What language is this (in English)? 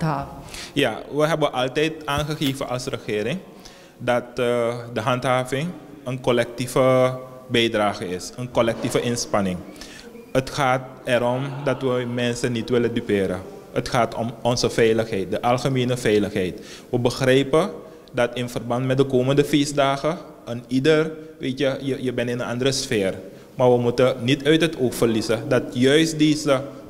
Dutch